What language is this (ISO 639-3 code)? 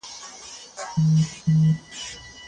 pus